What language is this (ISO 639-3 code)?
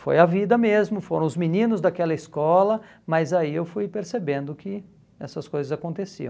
por